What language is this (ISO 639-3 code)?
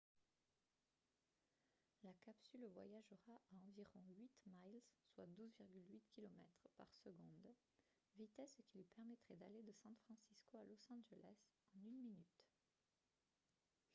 fra